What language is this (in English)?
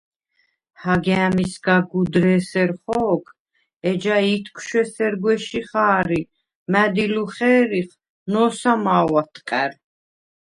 Svan